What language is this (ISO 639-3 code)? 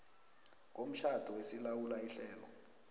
nbl